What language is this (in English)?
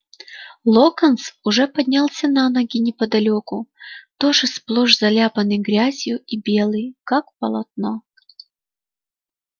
Russian